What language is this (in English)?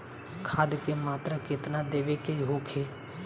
Bhojpuri